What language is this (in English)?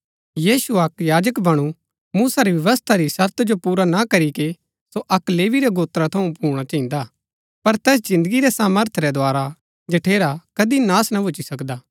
Gaddi